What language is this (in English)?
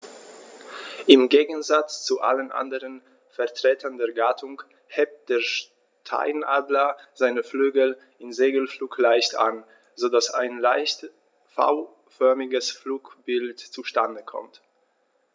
German